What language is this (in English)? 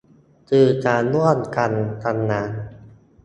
Thai